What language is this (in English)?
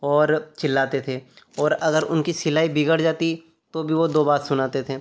Hindi